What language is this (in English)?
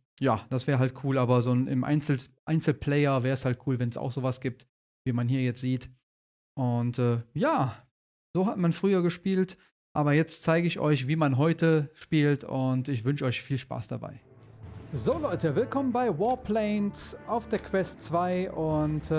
German